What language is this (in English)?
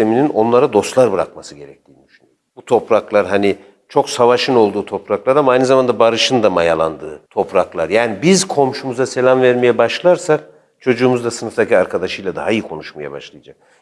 Turkish